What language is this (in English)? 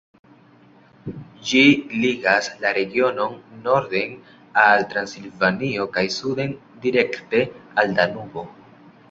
Esperanto